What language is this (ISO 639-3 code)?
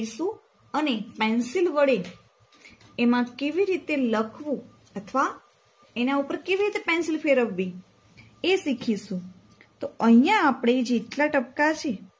guj